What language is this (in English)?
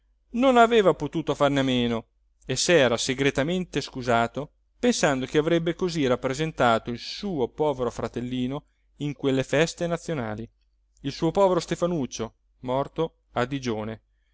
Italian